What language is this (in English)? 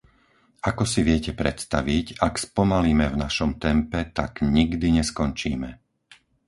Slovak